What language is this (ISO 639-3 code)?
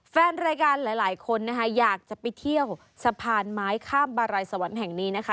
tha